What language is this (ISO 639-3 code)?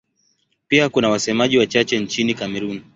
swa